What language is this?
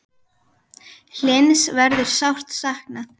Icelandic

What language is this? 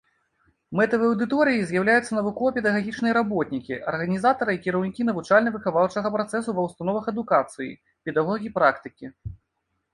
Belarusian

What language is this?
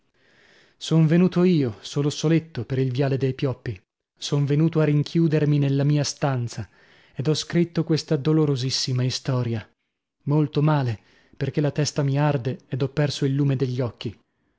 Italian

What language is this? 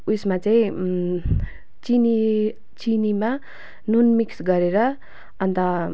Nepali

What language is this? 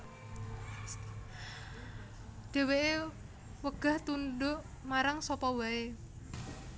Javanese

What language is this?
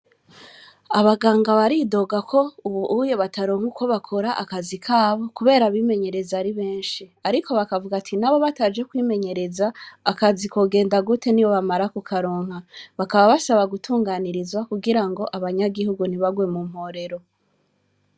Rundi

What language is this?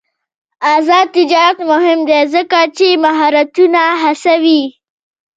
Pashto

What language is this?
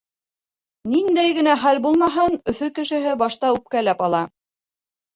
Bashkir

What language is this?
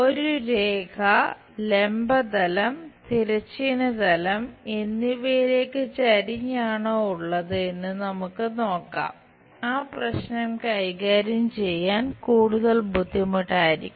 Malayalam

